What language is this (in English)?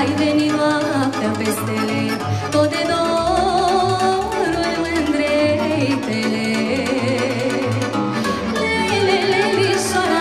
Romanian